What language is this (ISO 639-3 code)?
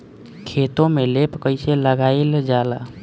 bho